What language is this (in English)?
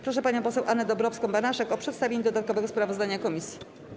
Polish